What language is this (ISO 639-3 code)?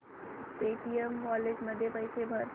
mar